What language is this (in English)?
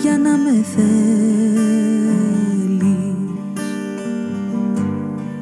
Greek